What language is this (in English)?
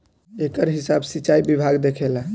Bhojpuri